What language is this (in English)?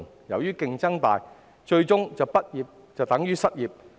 Cantonese